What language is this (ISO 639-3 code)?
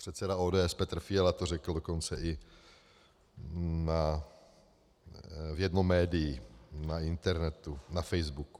ces